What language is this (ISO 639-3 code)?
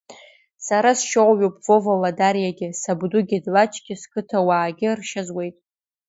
abk